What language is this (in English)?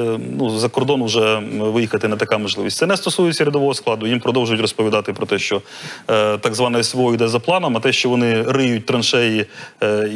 Ukrainian